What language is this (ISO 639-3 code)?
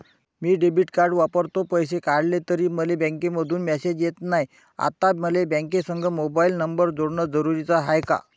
mar